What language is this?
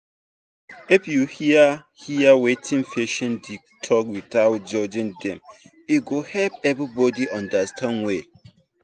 Nigerian Pidgin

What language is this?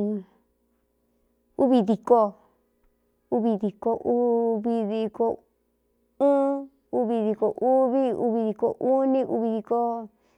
Cuyamecalco Mixtec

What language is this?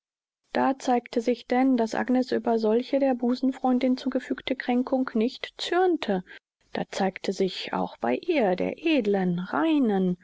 German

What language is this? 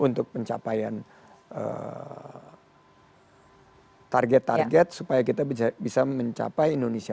Indonesian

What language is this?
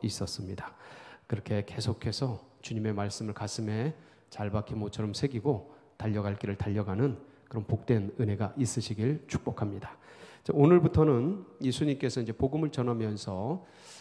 Korean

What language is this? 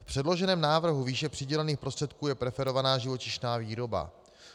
Czech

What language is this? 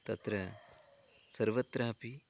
Sanskrit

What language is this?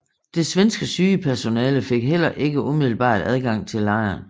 Danish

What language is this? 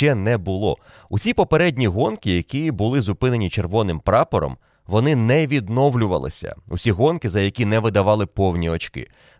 Ukrainian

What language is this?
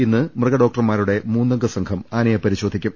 Malayalam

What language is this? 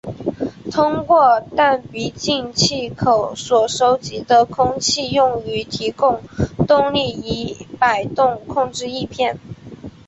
Chinese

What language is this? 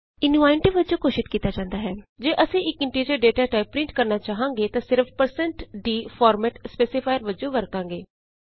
Punjabi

